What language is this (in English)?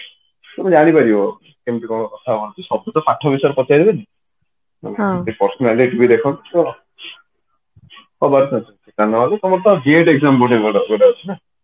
Odia